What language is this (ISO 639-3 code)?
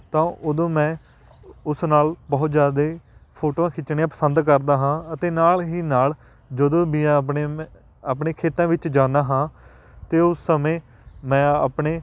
pan